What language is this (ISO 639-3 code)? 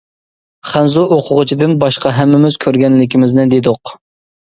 uig